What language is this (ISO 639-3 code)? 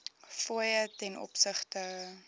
afr